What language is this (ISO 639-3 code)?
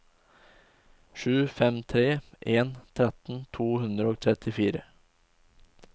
nor